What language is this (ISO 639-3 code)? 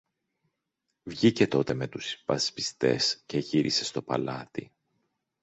ell